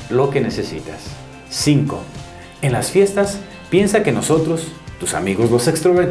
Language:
Spanish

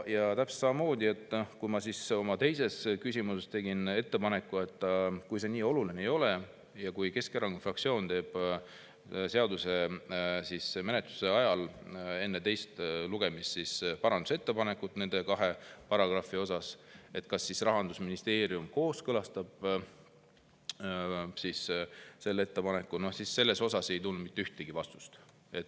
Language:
Estonian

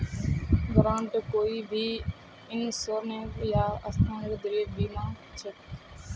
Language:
Magahi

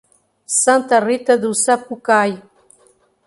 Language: Portuguese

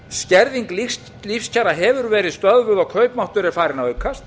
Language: Icelandic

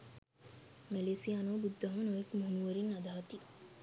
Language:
Sinhala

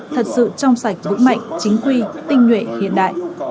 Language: Vietnamese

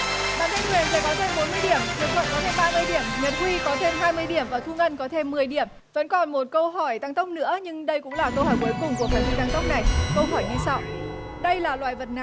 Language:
Vietnamese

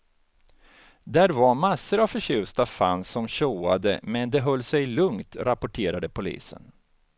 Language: Swedish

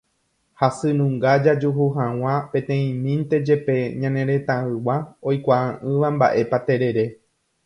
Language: Guarani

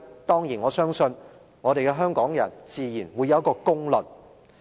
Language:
Cantonese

